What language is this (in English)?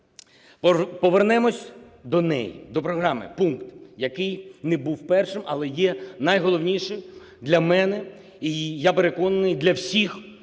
Ukrainian